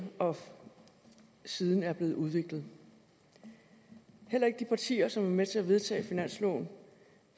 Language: Danish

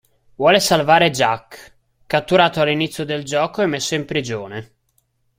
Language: Italian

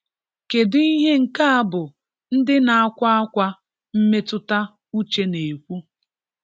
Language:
Igbo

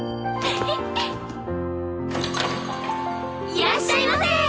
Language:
Japanese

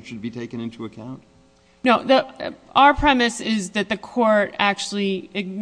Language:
English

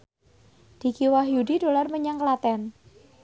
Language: Javanese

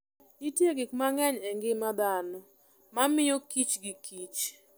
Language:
Luo (Kenya and Tanzania)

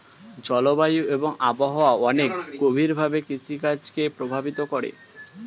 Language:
Bangla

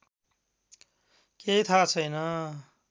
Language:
Nepali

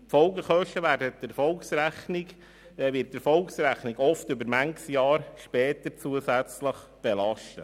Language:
Swiss German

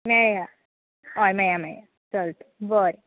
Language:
Konkani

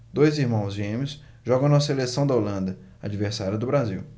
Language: Portuguese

